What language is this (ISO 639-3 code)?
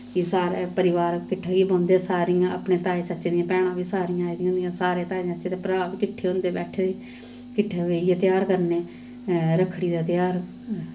doi